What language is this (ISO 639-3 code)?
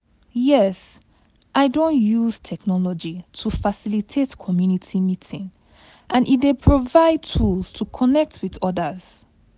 pcm